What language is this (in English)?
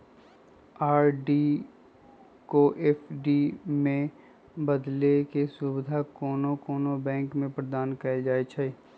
Magahi